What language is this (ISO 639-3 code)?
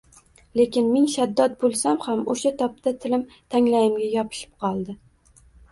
uzb